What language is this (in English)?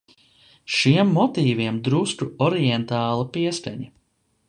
Latvian